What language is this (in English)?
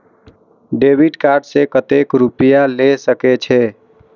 Maithili